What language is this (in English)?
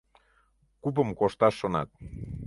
Mari